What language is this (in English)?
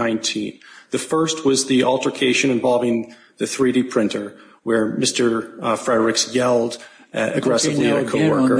English